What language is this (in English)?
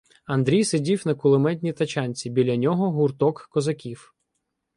Ukrainian